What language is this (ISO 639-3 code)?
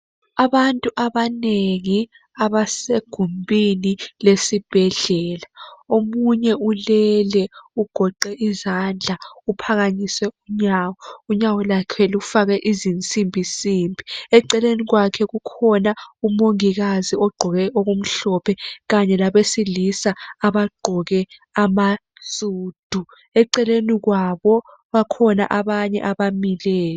nde